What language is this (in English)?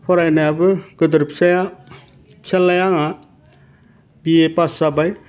Bodo